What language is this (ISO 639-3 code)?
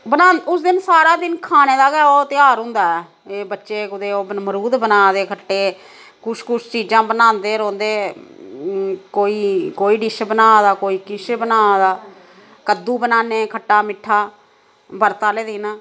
doi